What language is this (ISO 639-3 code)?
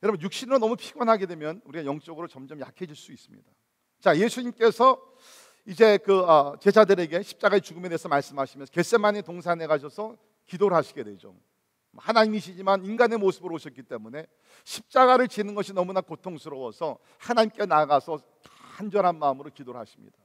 kor